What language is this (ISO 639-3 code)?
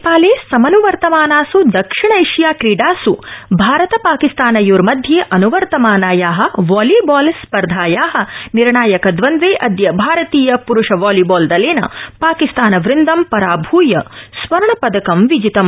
san